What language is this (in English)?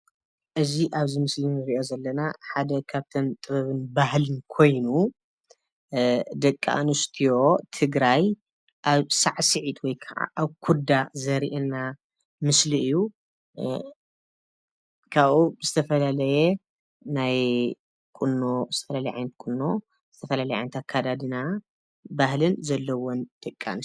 Tigrinya